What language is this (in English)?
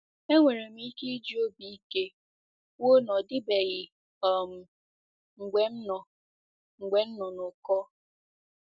Igbo